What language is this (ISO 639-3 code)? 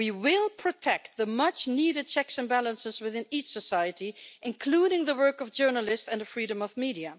eng